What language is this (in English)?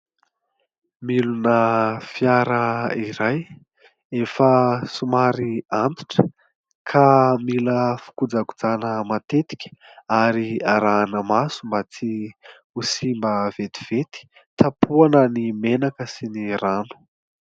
Malagasy